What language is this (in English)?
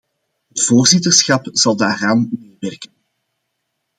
Dutch